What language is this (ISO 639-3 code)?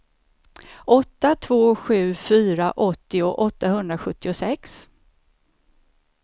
swe